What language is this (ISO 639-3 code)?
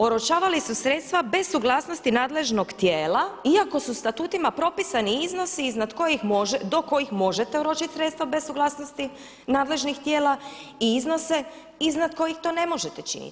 hrv